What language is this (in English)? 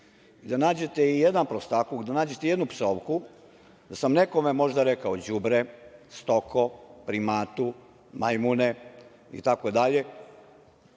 Serbian